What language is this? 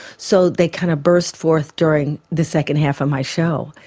English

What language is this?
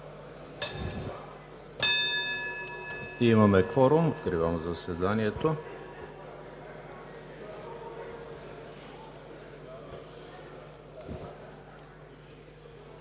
Bulgarian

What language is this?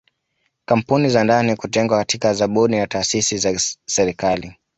Swahili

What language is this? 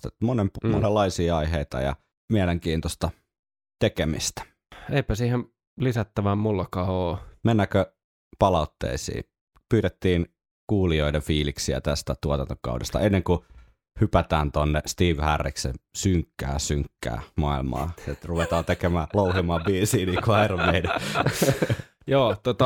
Finnish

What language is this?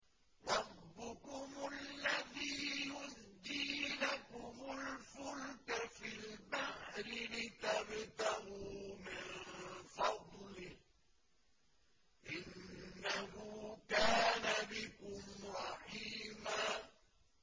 Arabic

